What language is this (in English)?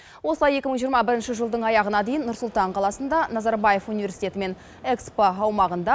Kazakh